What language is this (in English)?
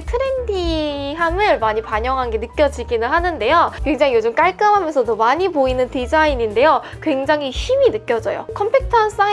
Korean